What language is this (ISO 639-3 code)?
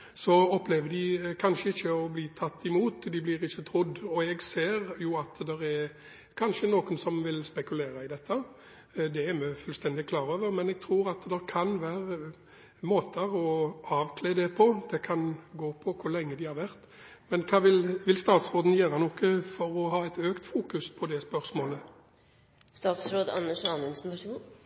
nob